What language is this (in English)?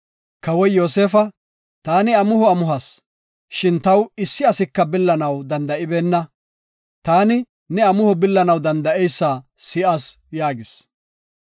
Gofa